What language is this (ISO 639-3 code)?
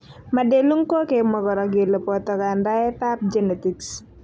kln